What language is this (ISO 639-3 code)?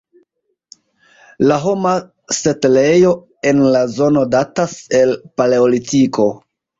epo